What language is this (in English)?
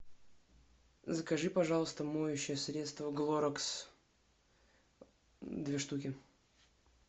Russian